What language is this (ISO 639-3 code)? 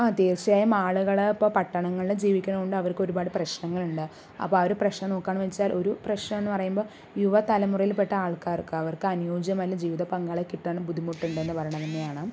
mal